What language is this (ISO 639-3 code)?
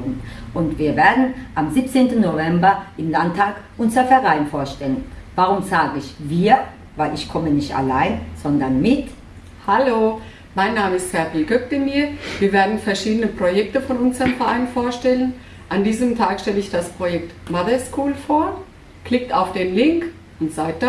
deu